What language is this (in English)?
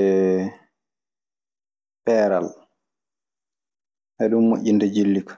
Maasina Fulfulde